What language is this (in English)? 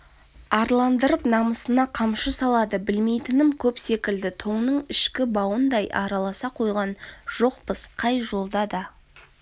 Kazakh